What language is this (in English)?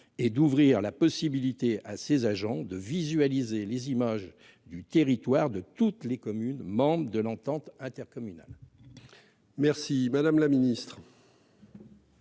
French